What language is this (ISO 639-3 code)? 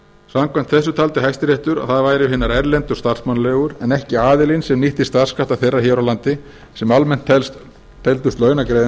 isl